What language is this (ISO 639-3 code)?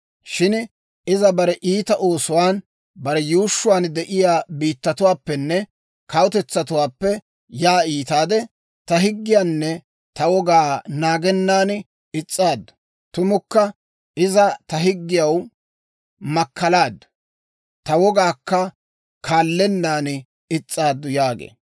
dwr